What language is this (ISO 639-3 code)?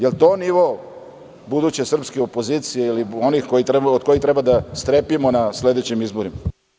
srp